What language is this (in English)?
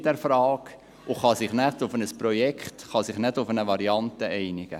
Swiss German